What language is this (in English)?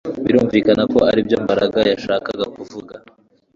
Kinyarwanda